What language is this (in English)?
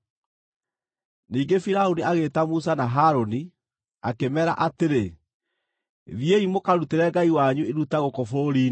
Kikuyu